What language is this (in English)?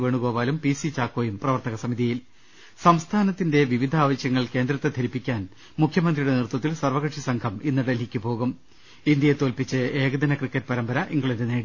Malayalam